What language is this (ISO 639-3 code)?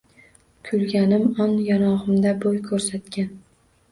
uzb